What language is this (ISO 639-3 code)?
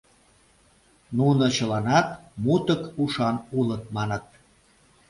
chm